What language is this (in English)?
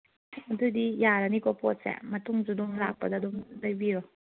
Manipuri